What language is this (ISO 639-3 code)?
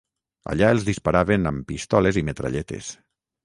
cat